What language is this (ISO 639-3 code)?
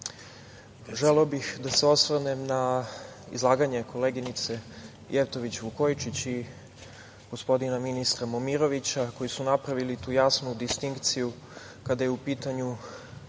srp